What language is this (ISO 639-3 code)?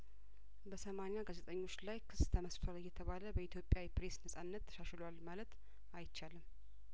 amh